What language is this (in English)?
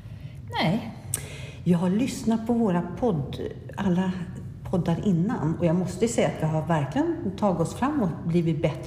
Swedish